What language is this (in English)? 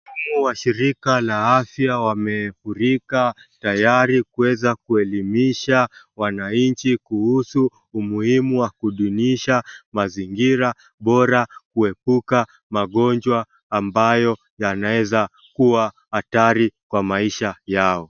Swahili